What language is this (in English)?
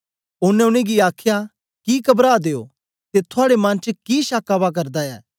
Dogri